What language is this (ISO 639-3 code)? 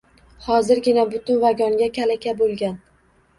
uzb